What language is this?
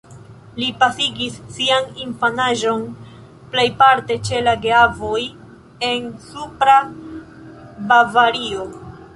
Esperanto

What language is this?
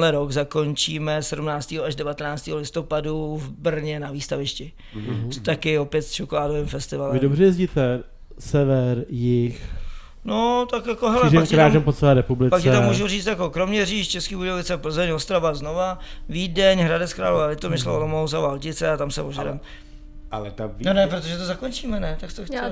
Czech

